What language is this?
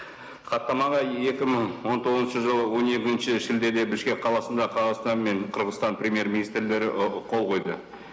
Kazakh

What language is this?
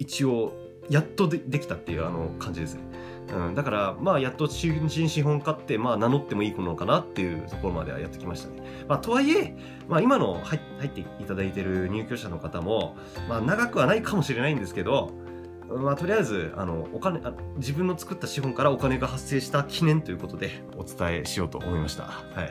Japanese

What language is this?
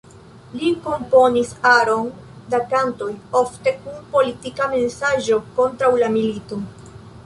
Esperanto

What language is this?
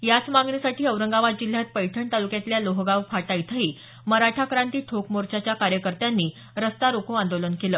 Marathi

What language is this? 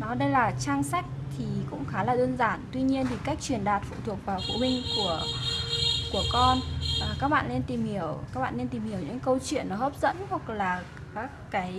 Vietnamese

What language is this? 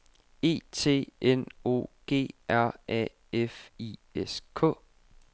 Danish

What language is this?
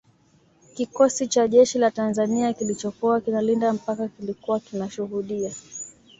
Swahili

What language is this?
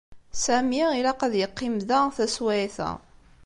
Kabyle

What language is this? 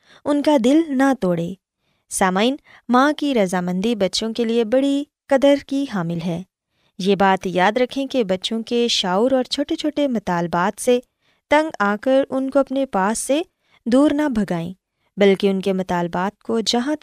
Urdu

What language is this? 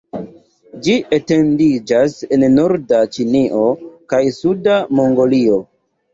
Esperanto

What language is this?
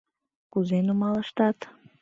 Mari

